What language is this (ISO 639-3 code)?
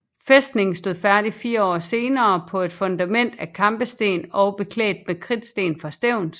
dan